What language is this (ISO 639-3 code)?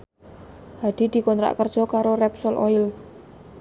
jav